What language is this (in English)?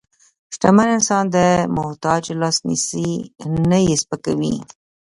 Pashto